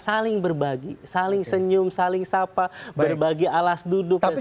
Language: Indonesian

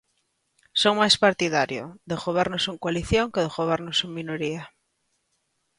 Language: Galician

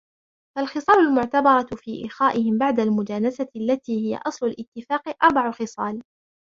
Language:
Arabic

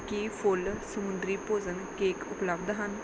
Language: Punjabi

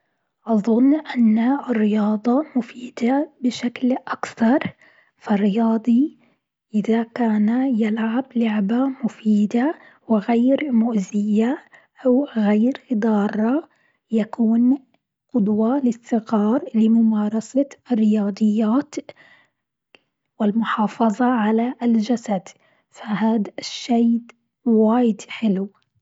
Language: Gulf Arabic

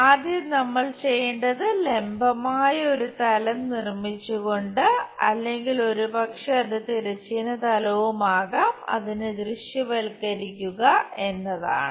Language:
Malayalam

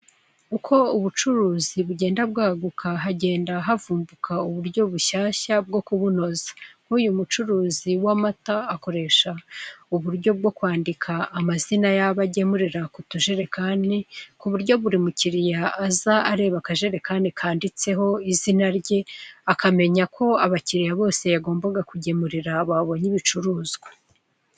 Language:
Kinyarwanda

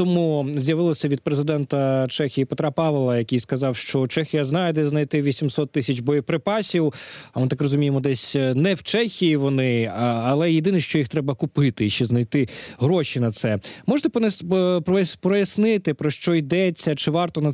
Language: Ukrainian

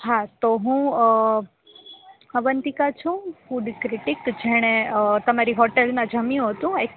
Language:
Gujarati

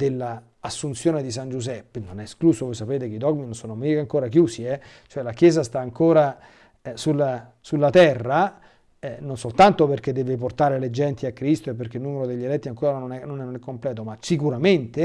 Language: Italian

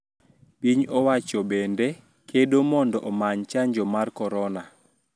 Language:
Luo (Kenya and Tanzania)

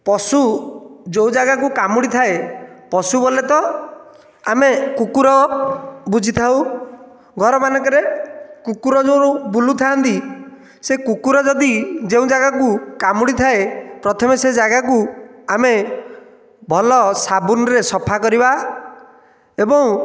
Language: Odia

